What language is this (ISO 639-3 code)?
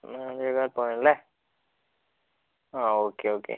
mal